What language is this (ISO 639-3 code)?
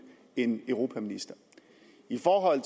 dan